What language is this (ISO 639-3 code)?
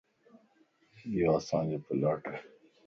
lss